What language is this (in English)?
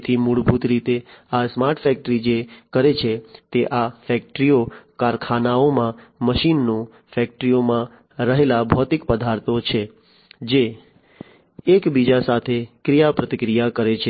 Gujarati